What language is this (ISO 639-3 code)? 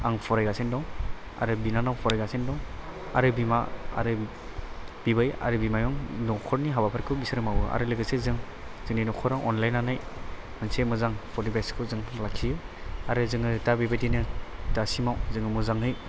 brx